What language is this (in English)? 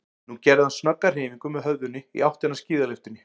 Icelandic